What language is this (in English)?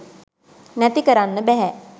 Sinhala